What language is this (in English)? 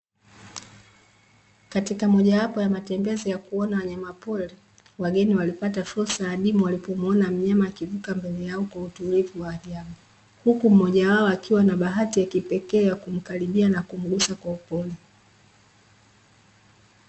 Swahili